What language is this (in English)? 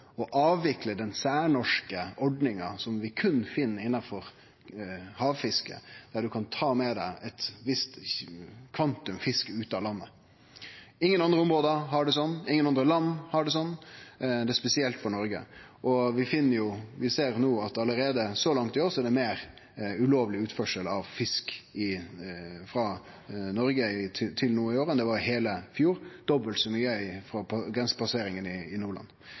Norwegian Nynorsk